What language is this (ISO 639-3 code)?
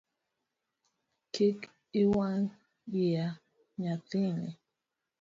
luo